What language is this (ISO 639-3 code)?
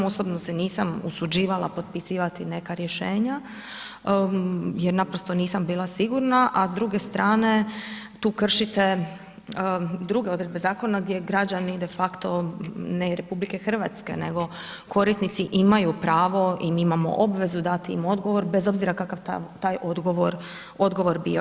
hrv